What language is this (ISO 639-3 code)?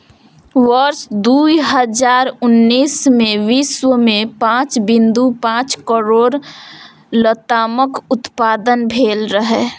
mai